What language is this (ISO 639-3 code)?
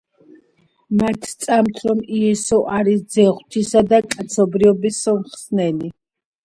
kat